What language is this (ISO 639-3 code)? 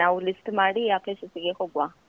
kan